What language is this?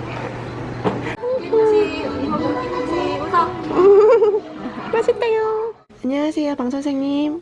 Korean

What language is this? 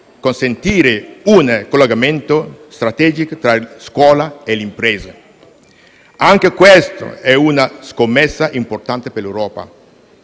Italian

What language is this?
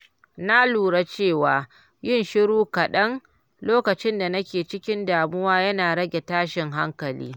Hausa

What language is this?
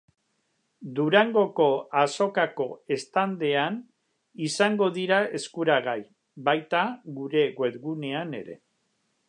Basque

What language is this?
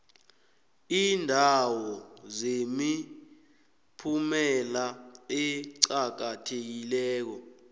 South Ndebele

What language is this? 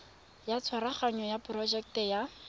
Tswana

